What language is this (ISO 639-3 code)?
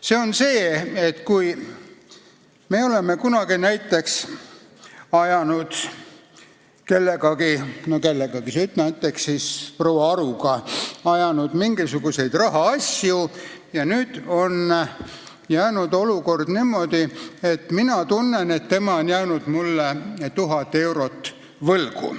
est